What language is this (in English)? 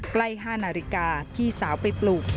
Thai